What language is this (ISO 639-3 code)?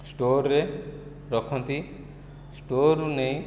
ori